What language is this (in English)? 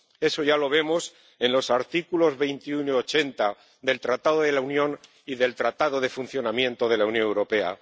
Spanish